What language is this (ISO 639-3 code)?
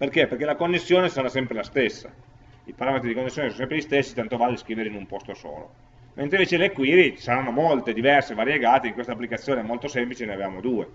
ita